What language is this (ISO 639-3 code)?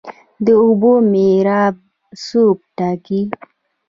pus